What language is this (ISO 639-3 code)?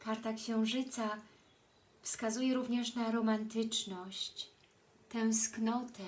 pol